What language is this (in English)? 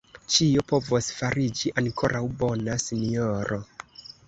Esperanto